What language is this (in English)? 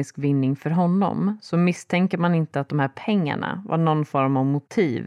Swedish